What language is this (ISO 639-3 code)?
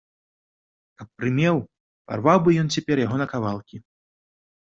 bel